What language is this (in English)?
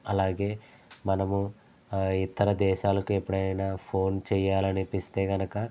Telugu